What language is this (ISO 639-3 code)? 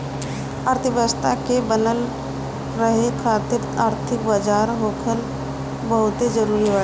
bho